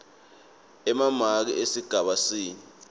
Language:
Swati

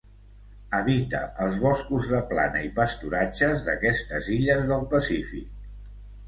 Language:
Catalan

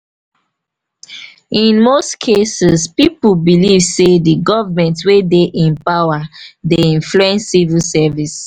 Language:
Nigerian Pidgin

